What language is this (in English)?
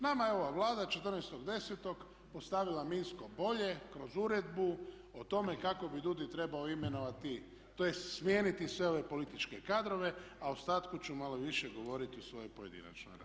Croatian